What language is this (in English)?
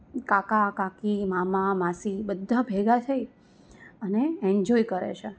Gujarati